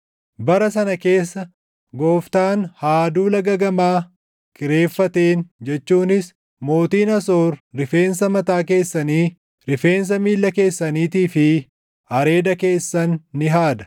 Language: Oromo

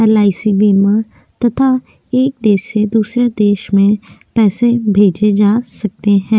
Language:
Hindi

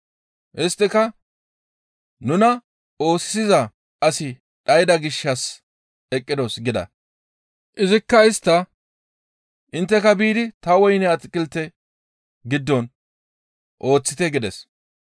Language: Gamo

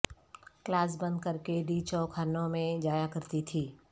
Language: Urdu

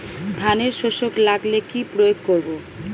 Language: Bangla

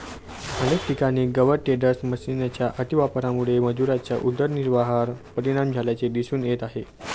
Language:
Marathi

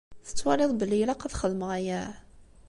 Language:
Kabyle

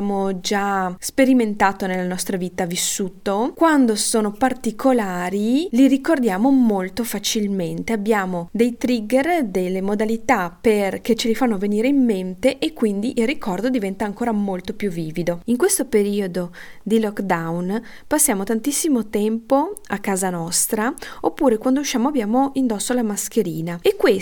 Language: Italian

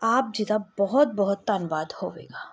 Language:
Punjabi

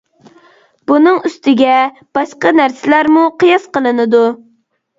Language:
Uyghur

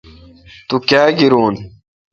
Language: Kalkoti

